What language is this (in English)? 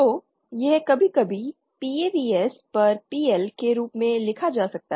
Hindi